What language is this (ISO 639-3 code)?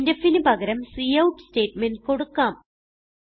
mal